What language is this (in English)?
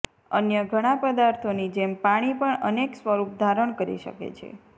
Gujarati